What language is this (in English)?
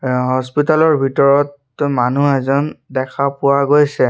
Assamese